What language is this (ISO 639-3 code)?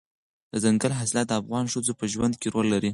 pus